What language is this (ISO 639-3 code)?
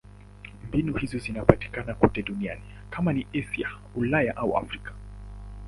swa